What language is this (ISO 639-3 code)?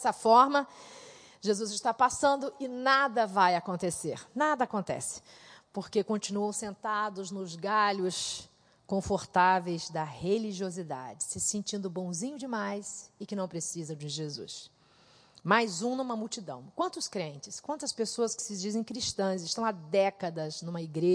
por